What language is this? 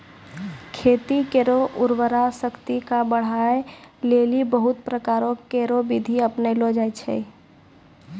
Maithili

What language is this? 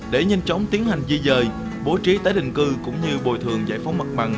Vietnamese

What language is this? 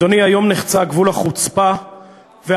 Hebrew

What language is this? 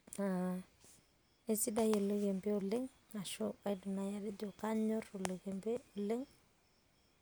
Masai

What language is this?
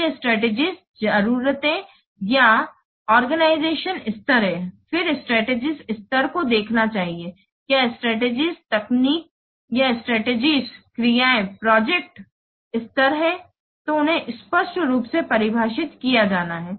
Hindi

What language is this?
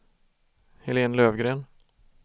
Swedish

